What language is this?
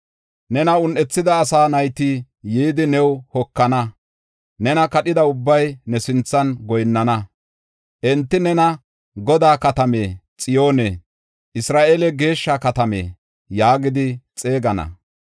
Gofa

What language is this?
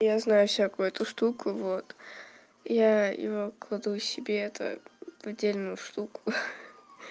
Russian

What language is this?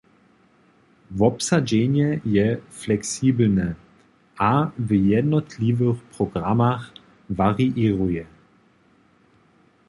Upper Sorbian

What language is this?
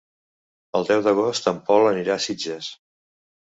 Catalan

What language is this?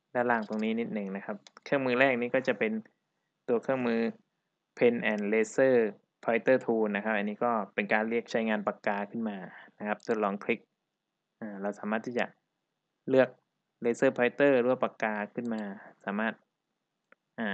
Thai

